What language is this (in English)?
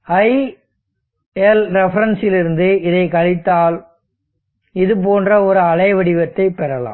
Tamil